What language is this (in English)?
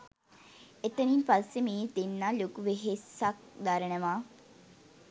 Sinhala